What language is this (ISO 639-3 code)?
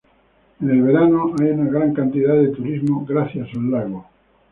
spa